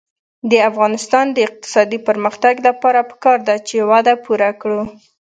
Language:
Pashto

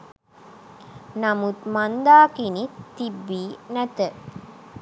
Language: Sinhala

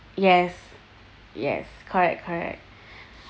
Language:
English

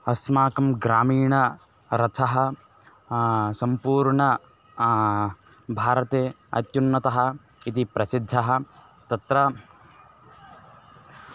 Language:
Sanskrit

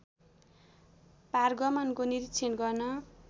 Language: Nepali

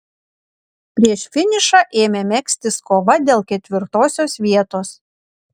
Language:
Lithuanian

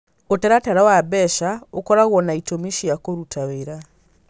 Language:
Kikuyu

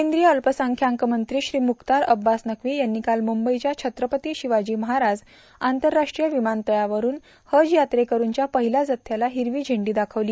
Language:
Marathi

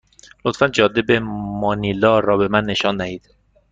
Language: Persian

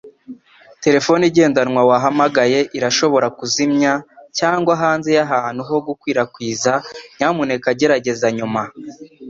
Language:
Kinyarwanda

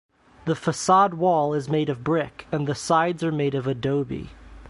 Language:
English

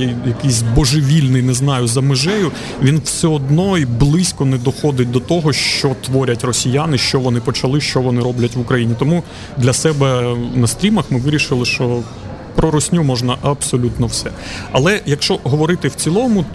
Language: Ukrainian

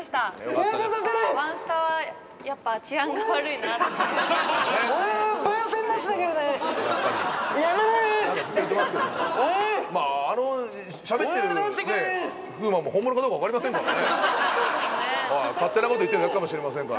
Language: Japanese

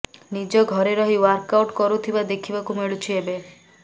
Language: Odia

